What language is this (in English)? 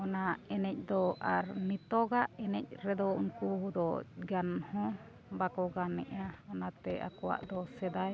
Santali